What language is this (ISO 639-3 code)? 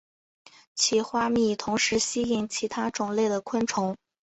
zho